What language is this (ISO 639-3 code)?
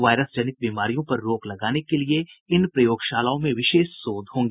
hin